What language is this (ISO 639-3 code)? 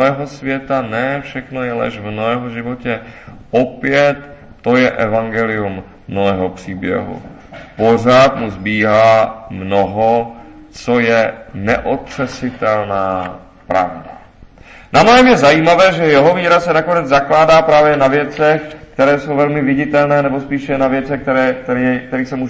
ces